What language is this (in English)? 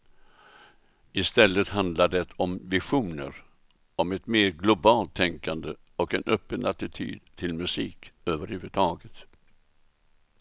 Swedish